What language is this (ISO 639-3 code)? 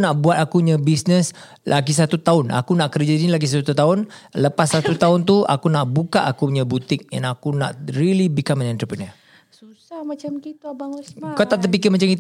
msa